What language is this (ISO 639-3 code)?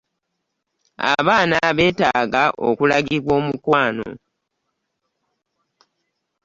lug